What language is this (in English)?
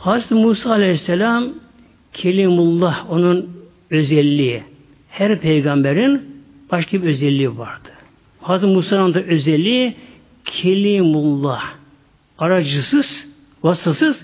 Turkish